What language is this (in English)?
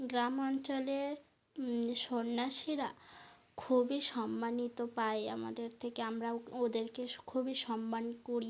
Bangla